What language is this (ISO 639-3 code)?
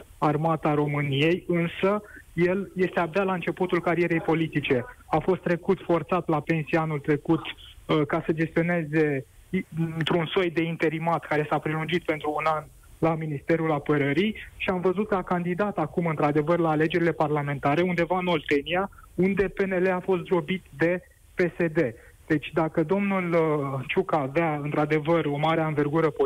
ron